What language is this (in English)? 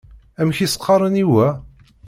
Kabyle